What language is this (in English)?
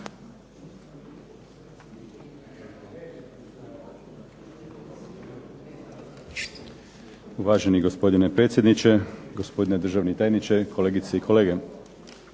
Croatian